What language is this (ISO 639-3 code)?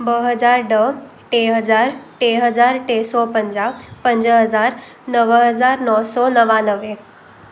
snd